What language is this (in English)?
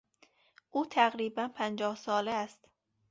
Persian